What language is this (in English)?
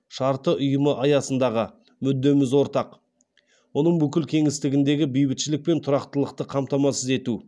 Kazakh